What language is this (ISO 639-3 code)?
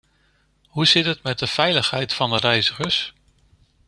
nld